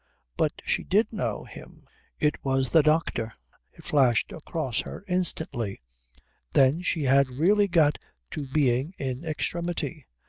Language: English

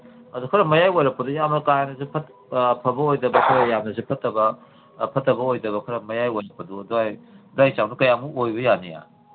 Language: Manipuri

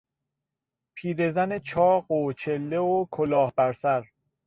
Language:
Persian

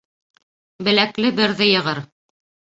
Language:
Bashkir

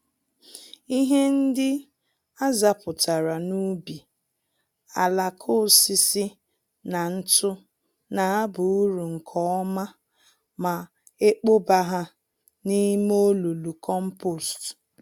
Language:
Igbo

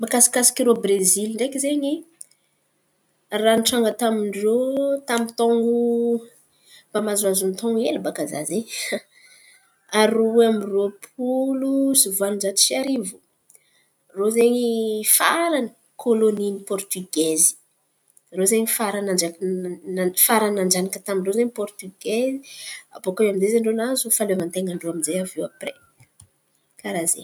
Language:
Antankarana Malagasy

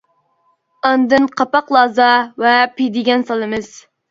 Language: Uyghur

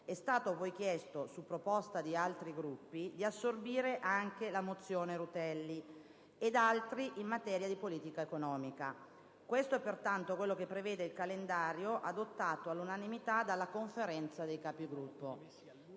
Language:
Italian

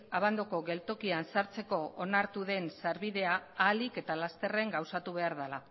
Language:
Basque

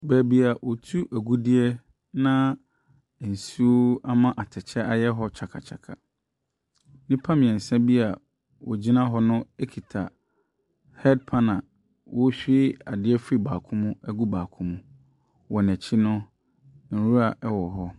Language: Akan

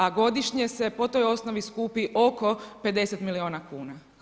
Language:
Croatian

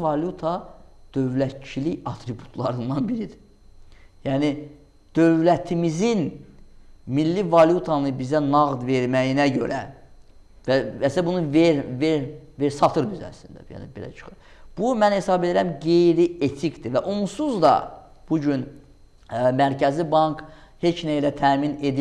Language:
Azerbaijani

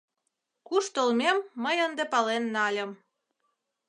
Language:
Mari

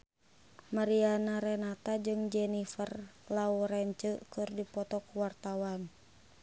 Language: Sundanese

